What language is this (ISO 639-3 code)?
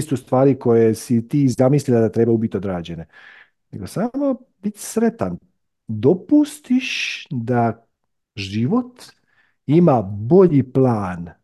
hrv